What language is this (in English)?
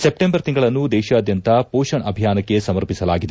Kannada